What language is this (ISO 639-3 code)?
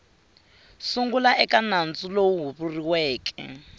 tso